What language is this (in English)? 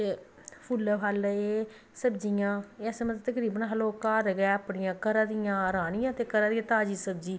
Dogri